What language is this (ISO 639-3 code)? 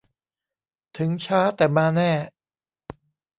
tha